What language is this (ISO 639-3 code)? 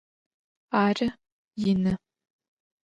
ady